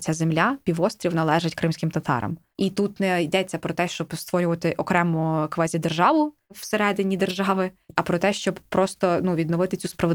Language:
Ukrainian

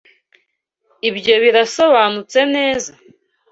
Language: Kinyarwanda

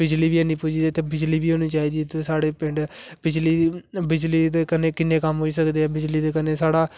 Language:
Dogri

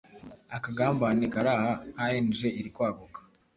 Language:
Kinyarwanda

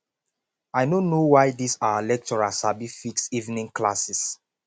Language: Nigerian Pidgin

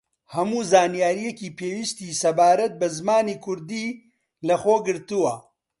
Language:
Central Kurdish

